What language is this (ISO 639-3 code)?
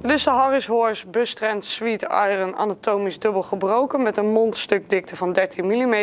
nld